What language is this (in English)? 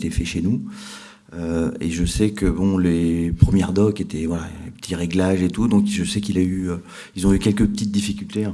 French